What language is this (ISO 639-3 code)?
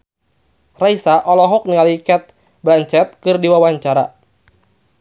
sun